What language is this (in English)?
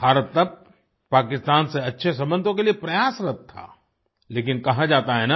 Hindi